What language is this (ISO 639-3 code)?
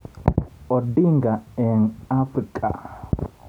kln